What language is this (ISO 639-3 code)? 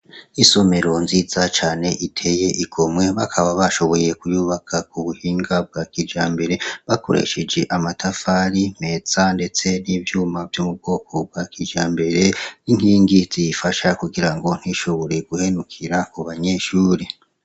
run